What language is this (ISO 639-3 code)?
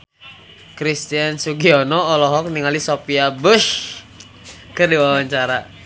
sun